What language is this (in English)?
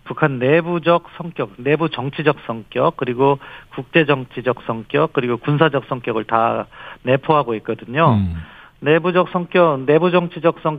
Korean